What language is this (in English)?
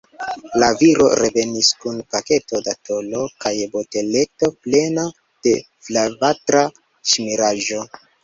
Esperanto